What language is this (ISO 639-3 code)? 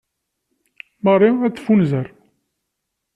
kab